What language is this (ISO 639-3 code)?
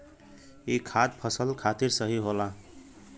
bho